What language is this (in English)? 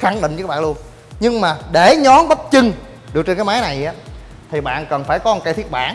Vietnamese